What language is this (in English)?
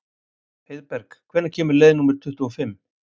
Icelandic